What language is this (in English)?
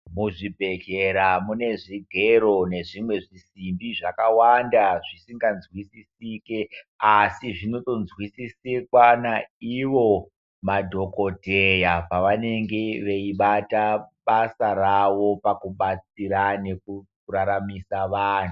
Ndau